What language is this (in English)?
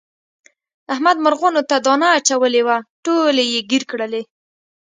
Pashto